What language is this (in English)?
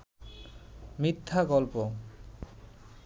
Bangla